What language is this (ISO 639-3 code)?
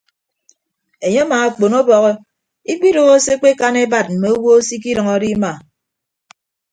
ibb